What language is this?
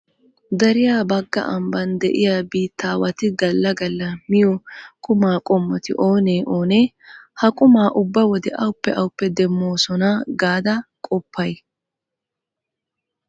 Wolaytta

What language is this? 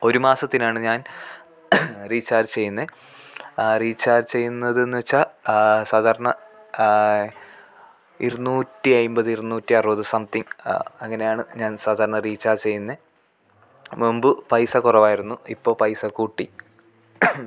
Malayalam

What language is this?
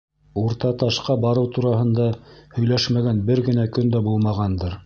Bashkir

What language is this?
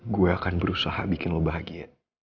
Indonesian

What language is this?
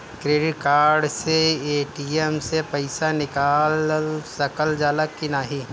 Bhojpuri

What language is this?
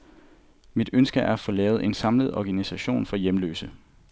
Danish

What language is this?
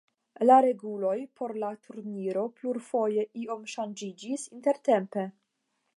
Esperanto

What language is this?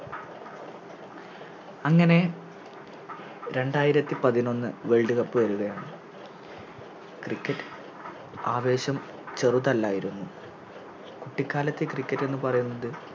Malayalam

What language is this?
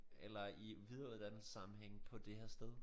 Danish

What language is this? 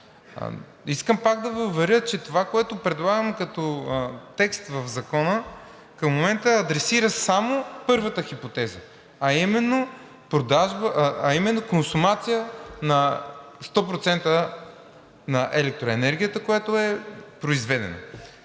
Bulgarian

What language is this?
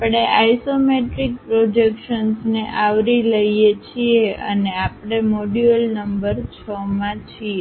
Gujarati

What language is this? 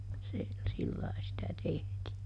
Finnish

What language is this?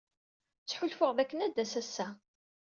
Kabyle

